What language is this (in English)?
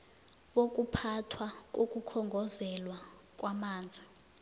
South Ndebele